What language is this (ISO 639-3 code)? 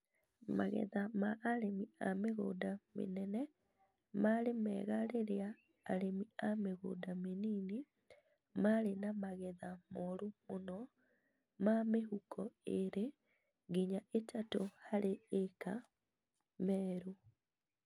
kik